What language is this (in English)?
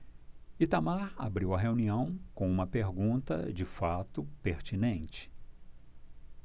Portuguese